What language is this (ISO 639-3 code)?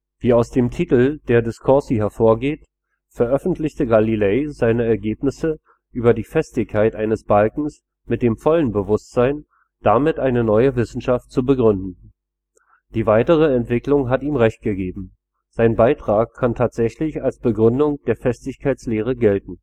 deu